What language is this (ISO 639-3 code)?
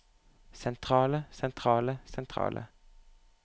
nor